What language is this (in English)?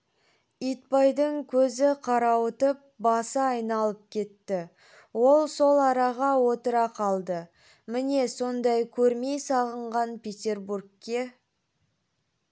Kazakh